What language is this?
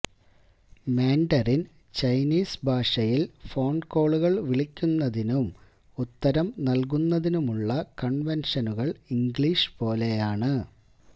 Malayalam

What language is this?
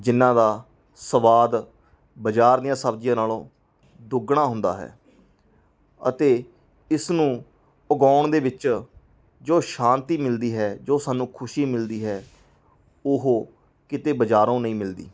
Punjabi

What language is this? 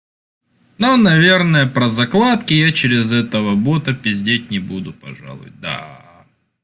Russian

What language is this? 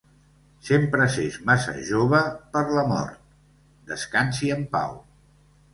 Catalan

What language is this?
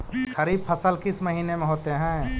Magahi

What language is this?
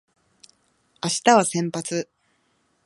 Japanese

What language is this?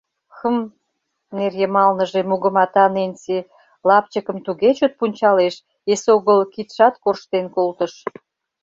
Mari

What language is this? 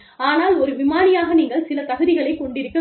Tamil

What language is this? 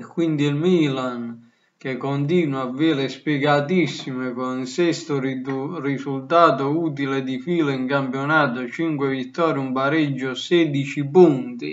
Italian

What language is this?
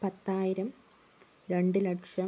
Malayalam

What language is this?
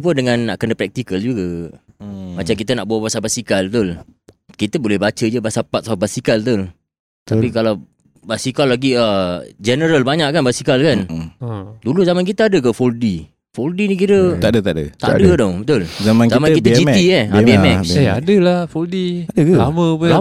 Malay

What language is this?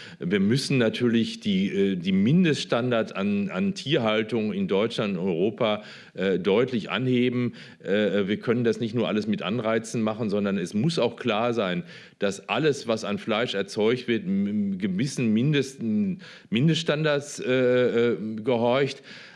German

